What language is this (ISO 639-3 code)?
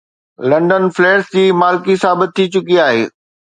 snd